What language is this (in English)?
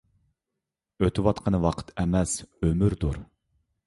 Uyghur